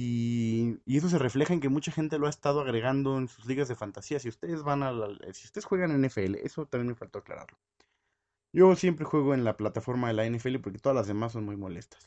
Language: Spanish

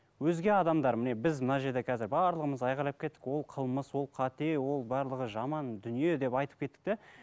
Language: Kazakh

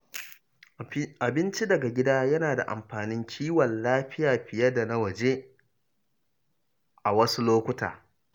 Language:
Hausa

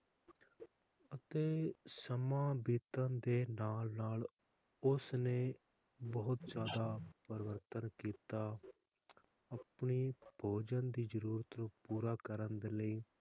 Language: Punjabi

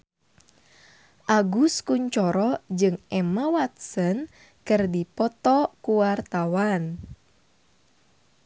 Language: Sundanese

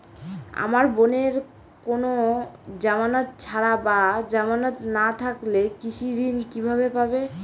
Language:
Bangla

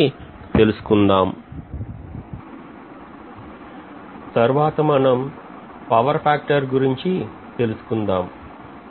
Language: Telugu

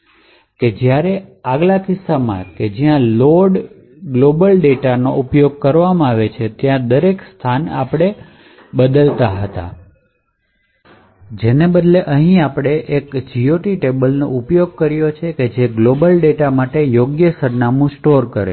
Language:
Gujarati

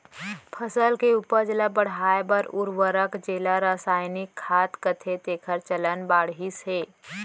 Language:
Chhattisgarhi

